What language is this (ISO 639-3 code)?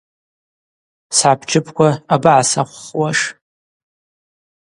abq